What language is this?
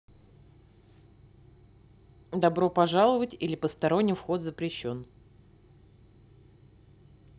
Russian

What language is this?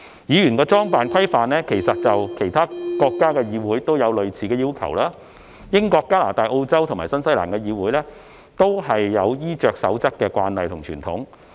Cantonese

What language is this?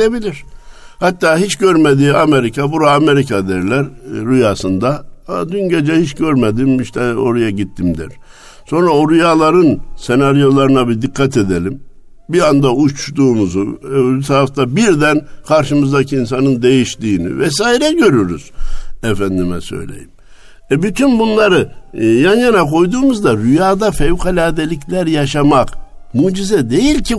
Turkish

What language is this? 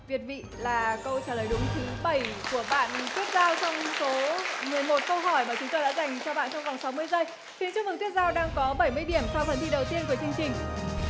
Vietnamese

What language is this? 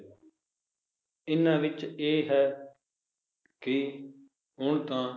Punjabi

